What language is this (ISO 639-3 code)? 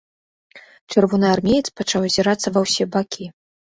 bel